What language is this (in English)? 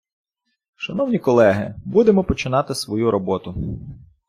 Ukrainian